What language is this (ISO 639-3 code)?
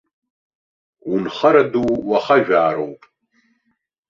abk